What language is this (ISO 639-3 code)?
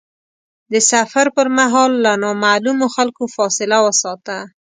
pus